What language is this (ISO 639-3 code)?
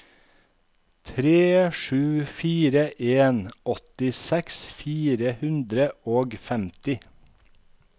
nor